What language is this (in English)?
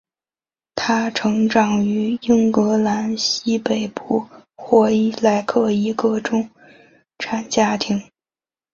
Chinese